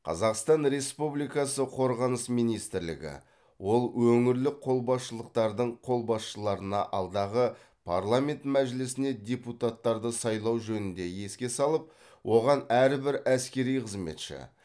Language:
Kazakh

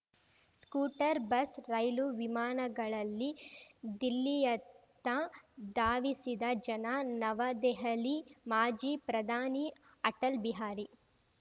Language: Kannada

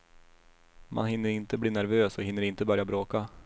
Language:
Swedish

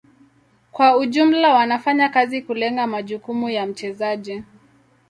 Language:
Swahili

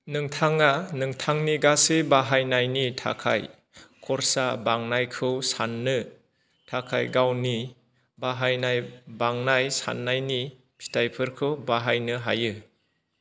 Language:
Bodo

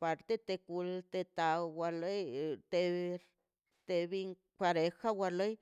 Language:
Mazaltepec Zapotec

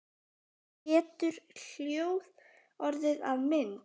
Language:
Icelandic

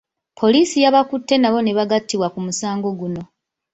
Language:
Ganda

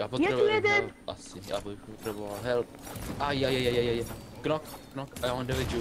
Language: Czech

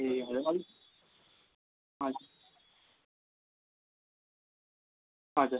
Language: Nepali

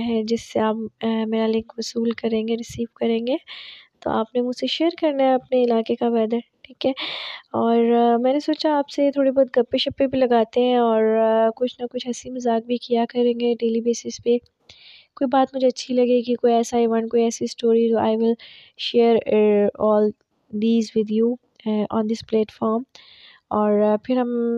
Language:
Urdu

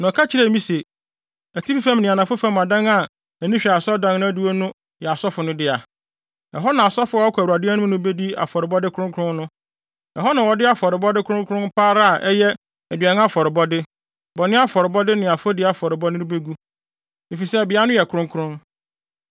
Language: Akan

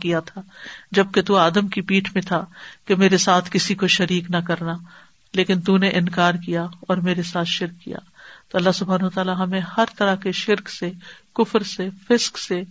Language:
Urdu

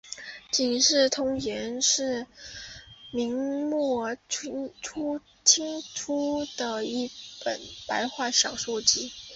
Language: Chinese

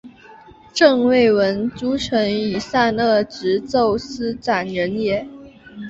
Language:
Chinese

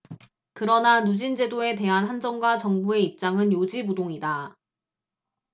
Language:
Korean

